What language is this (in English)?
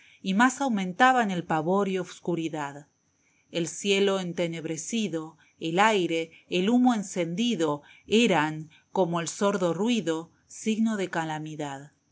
Spanish